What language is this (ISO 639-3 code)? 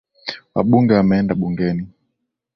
swa